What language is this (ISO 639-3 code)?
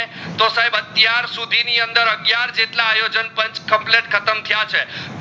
guj